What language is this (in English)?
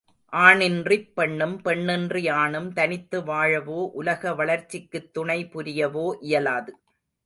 Tamil